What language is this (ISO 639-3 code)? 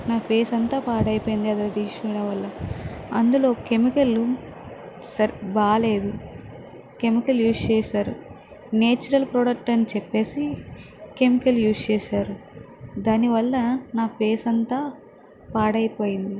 tel